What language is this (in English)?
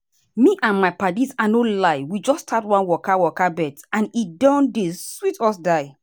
Nigerian Pidgin